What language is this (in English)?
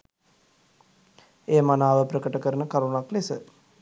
Sinhala